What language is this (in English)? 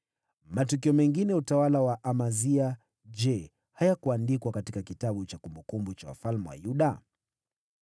Swahili